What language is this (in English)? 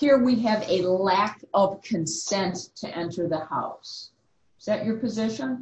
English